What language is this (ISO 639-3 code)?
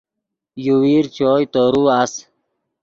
ydg